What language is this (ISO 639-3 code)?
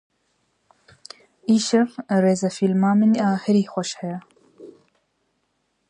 kur